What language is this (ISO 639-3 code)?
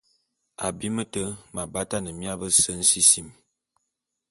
bum